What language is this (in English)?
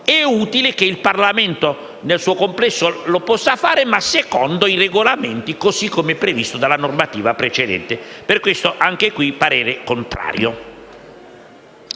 Italian